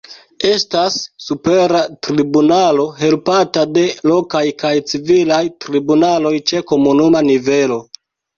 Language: Esperanto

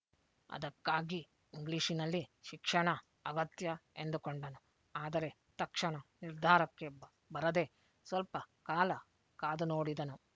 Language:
Kannada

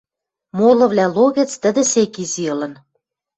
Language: Western Mari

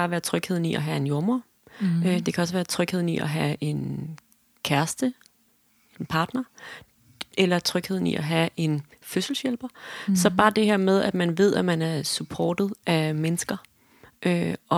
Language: Danish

